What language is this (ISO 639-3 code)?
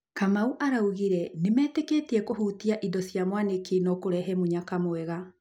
kik